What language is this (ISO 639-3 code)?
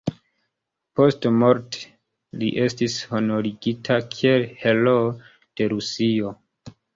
epo